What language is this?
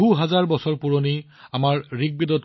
Assamese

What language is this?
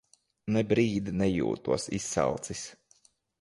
Latvian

